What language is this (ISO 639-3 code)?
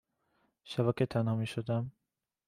fas